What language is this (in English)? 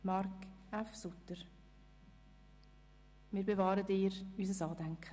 Swiss German